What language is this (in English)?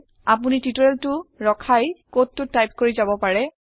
Assamese